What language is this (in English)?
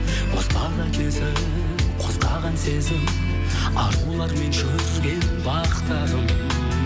Kazakh